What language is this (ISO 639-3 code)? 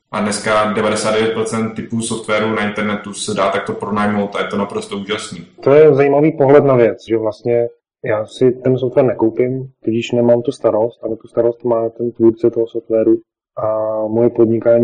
ces